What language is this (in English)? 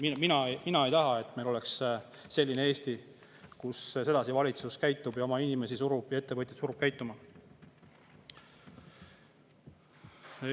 Estonian